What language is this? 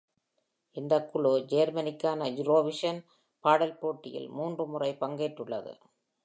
Tamil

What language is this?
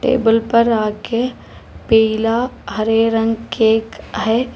Hindi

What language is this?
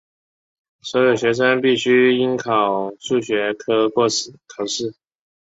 Chinese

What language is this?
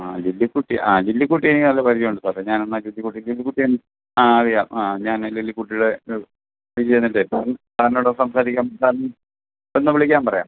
Malayalam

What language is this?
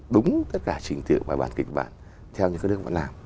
Vietnamese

